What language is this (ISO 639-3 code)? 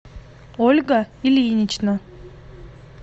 rus